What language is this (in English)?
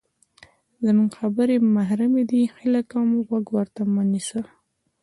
Pashto